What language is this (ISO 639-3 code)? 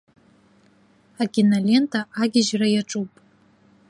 abk